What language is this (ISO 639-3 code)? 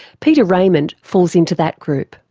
eng